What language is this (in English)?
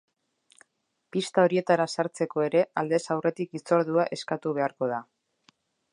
Basque